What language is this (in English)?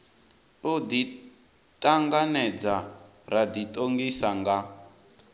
Venda